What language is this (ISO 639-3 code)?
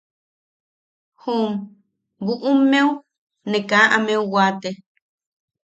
yaq